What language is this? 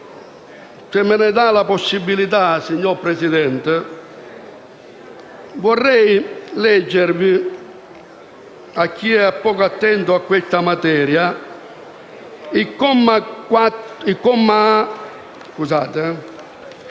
Italian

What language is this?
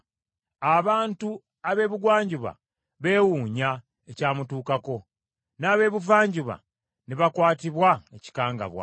Ganda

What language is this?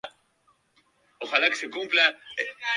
Spanish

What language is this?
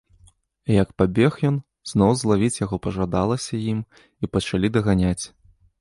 Belarusian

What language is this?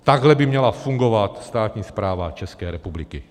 Czech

